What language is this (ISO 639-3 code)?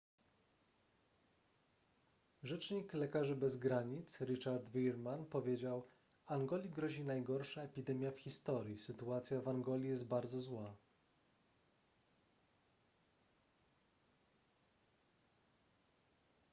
pol